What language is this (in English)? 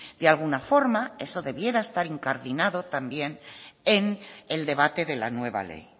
Spanish